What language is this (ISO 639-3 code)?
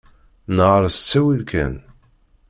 kab